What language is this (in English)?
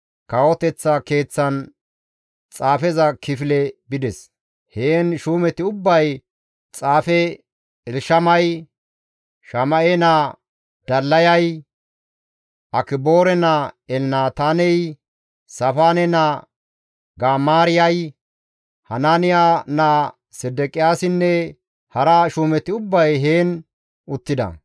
Gamo